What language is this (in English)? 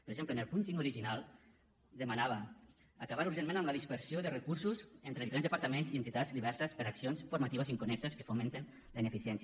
Catalan